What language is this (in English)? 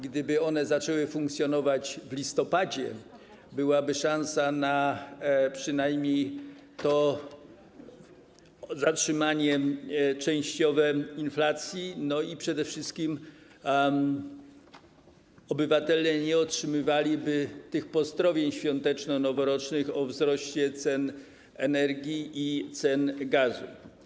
Polish